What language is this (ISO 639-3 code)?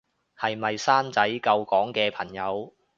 yue